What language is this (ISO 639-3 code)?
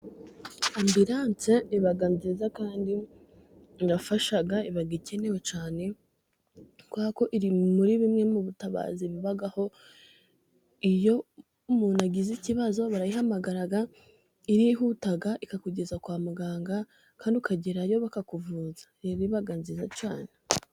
kin